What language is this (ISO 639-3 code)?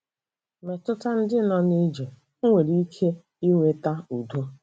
ibo